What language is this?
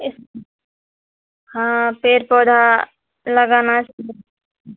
Maithili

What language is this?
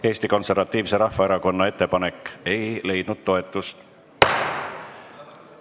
Estonian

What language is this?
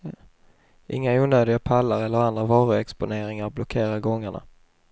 Swedish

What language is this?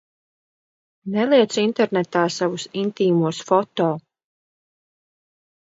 Latvian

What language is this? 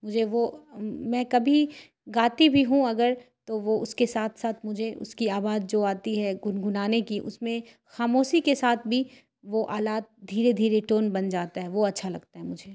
Urdu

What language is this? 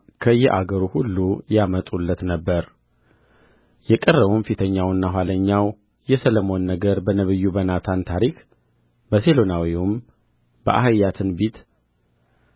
Amharic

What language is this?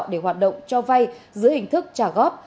Vietnamese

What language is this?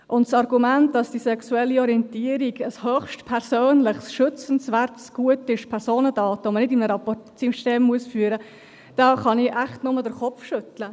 Swiss German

